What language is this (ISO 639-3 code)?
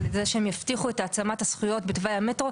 heb